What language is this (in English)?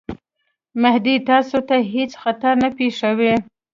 Pashto